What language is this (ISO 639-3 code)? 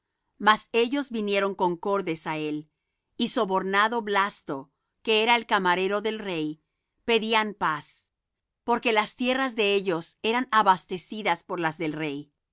spa